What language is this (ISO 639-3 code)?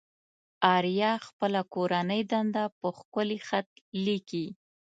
pus